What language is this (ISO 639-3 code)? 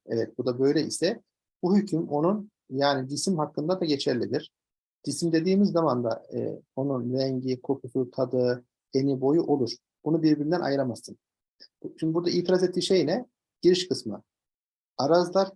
tur